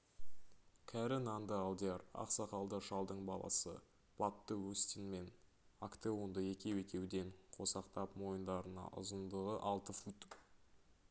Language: Kazakh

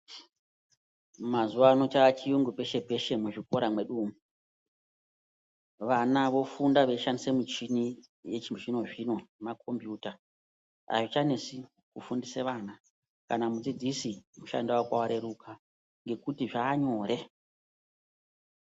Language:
Ndau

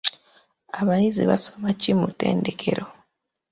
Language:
Ganda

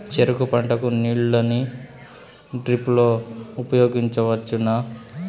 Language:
Telugu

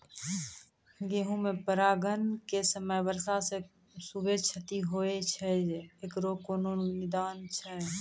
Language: Maithili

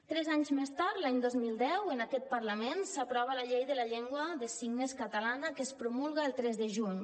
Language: Catalan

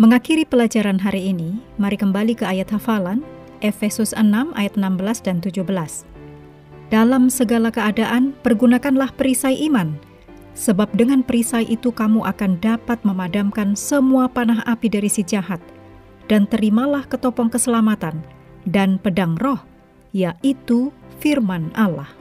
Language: Indonesian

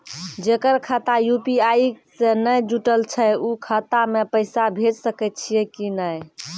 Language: Maithili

